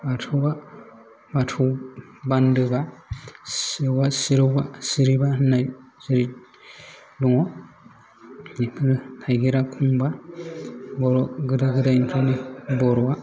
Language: Bodo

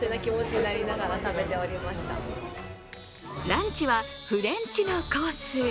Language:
Japanese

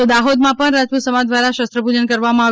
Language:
Gujarati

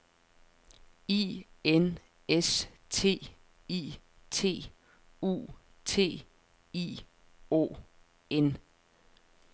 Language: Danish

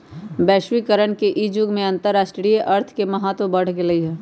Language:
Magahi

